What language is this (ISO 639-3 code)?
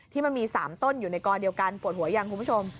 tha